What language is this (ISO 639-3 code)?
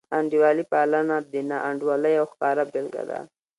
pus